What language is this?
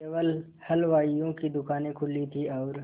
Hindi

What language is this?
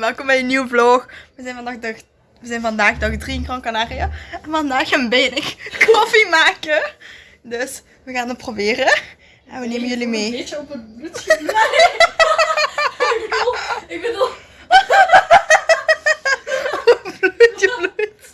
Dutch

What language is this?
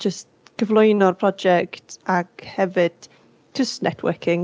Welsh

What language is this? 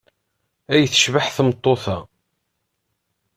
Kabyle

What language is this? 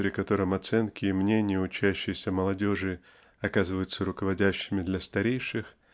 Russian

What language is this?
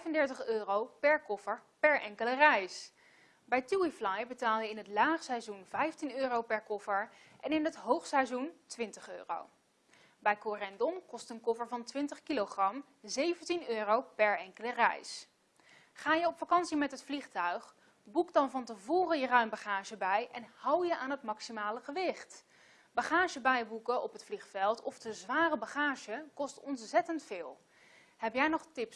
Dutch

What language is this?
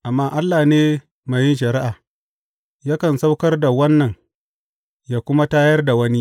Hausa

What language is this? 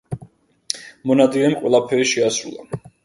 Georgian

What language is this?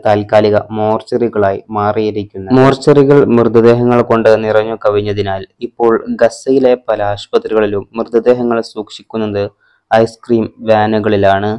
Romanian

